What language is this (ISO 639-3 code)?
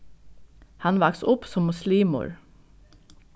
fao